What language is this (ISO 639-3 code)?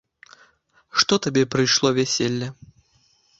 bel